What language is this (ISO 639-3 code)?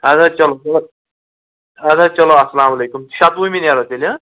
kas